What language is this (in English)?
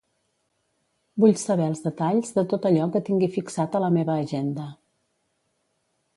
Catalan